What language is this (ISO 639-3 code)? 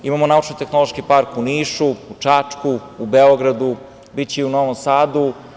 srp